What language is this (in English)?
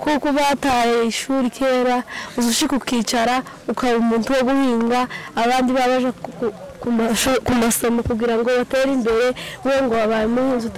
Turkish